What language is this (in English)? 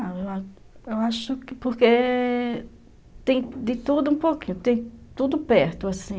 Portuguese